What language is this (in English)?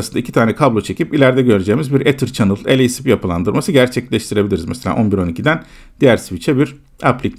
Turkish